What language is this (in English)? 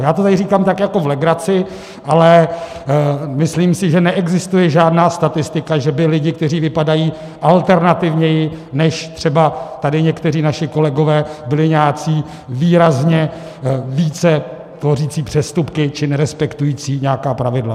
Czech